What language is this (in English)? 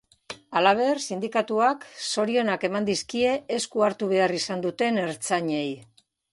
Basque